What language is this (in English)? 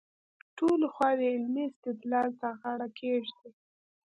Pashto